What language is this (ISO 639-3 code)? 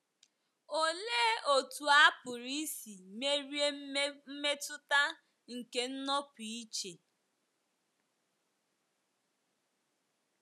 ibo